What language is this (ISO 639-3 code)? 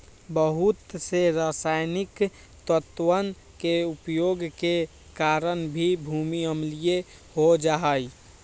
mag